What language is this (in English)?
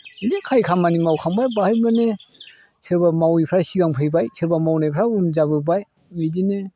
Bodo